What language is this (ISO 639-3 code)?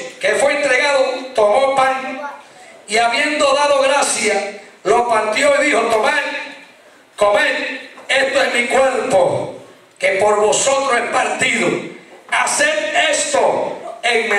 spa